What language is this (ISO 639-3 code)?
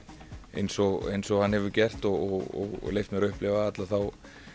isl